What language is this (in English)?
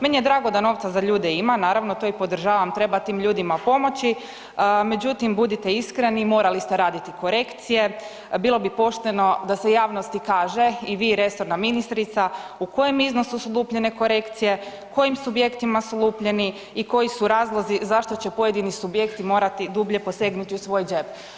Croatian